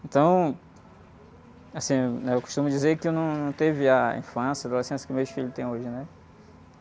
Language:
Portuguese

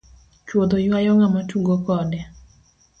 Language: Luo (Kenya and Tanzania)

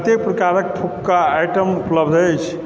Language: Maithili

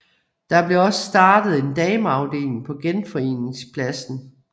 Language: Danish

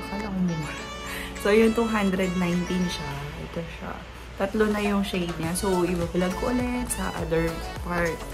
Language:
Filipino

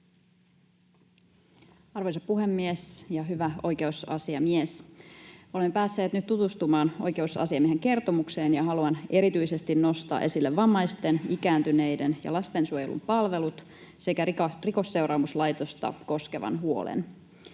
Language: Finnish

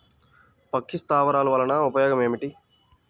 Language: Telugu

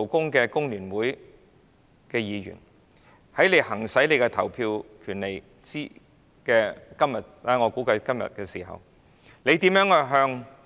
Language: Cantonese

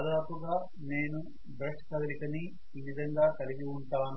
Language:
Telugu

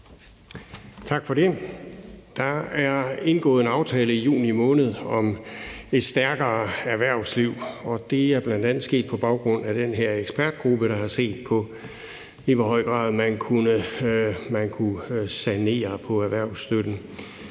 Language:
Danish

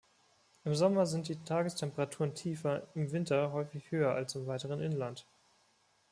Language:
German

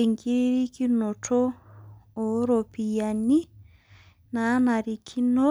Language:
Masai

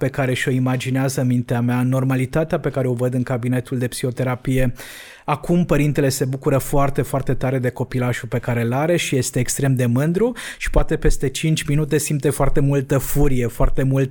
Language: Romanian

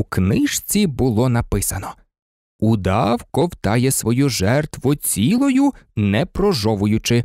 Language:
Ukrainian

